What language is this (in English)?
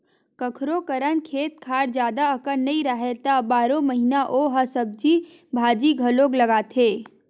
Chhattisgarhi